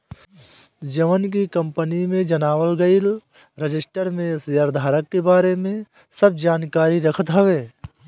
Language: Bhojpuri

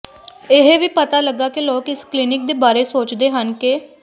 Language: Punjabi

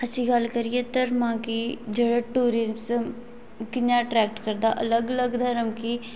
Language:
Dogri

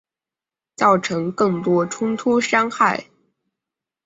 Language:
Chinese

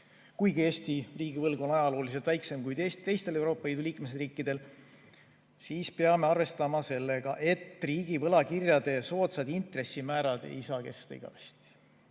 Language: Estonian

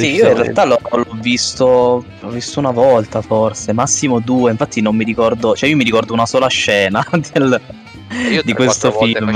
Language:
Italian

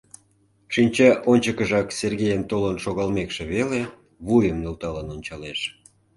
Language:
Mari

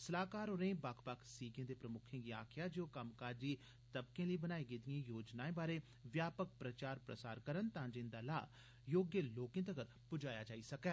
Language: Dogri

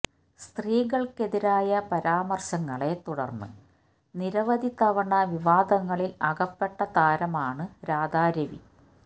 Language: Malayalam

